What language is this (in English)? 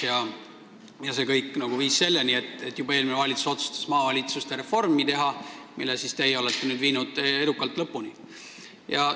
Estonian